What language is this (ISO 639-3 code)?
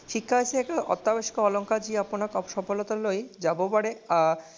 asm